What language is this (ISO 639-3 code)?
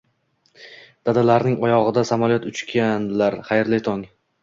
uzb